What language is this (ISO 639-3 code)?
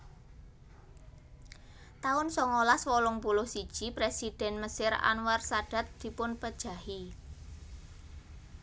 jav